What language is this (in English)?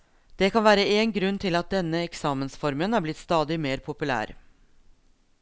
Norwegian